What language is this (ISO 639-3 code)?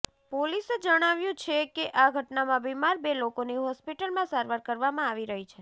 guj